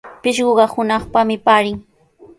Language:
Sihuas Ancash Quechua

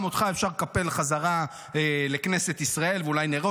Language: Hebrew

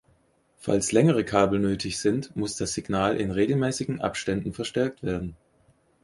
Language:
German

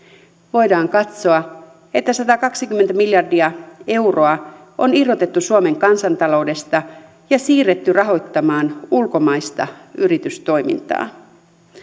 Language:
Finnish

